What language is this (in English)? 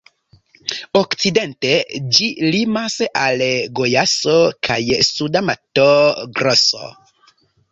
Esperanto